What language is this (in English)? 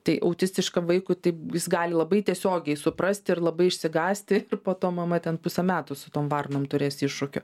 Lithuanian